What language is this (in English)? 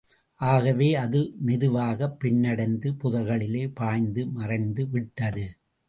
Tamil